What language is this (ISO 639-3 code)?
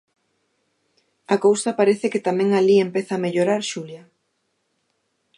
glg